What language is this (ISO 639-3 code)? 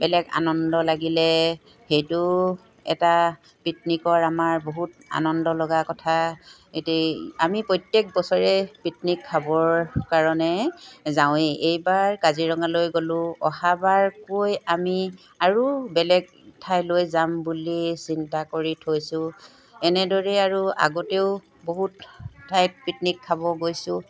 asm